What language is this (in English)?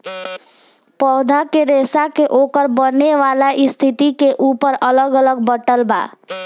Bhojpuri